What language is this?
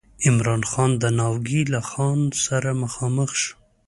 Pashto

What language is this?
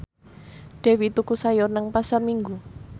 Javanese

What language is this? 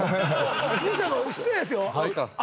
Japanese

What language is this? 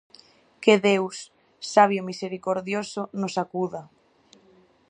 Galician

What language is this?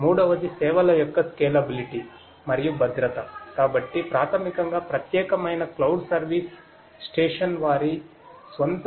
Telugu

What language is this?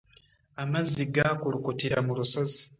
Ganda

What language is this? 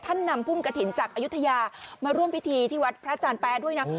Thai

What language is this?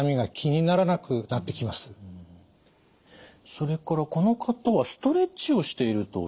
Japanese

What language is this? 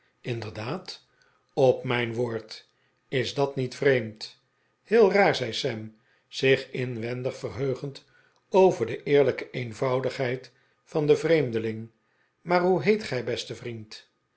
Dutch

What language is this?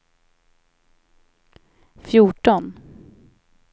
Swedish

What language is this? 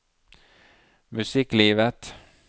Norwegian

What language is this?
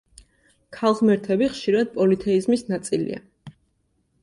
Georgian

